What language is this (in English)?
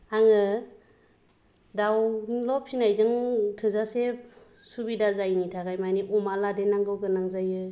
Bodo